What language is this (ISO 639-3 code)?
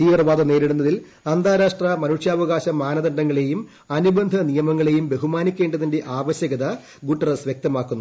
mal